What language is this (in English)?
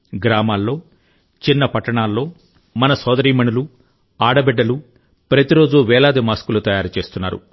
Telugu